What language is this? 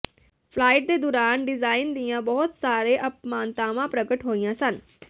Punjabi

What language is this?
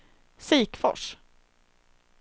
Swedish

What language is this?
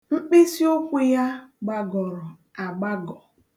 Igbo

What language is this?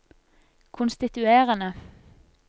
Norwegian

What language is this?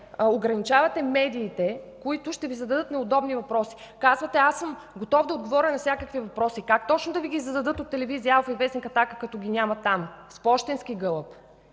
Bulgarian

